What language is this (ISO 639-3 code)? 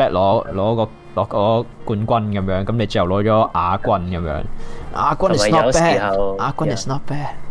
zho